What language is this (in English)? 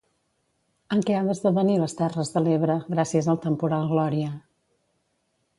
Catalan